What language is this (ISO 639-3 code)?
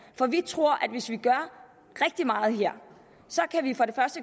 dan